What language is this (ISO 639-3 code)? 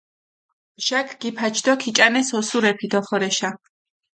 xmf